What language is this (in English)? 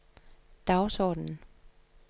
Danish